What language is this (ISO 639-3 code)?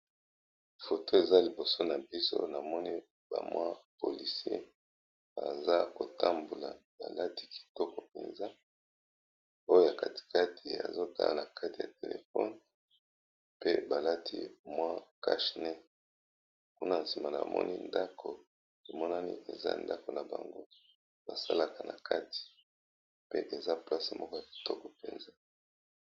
lin